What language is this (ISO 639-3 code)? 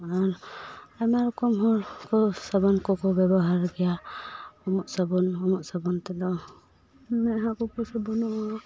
sat